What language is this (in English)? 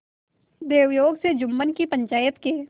Hindi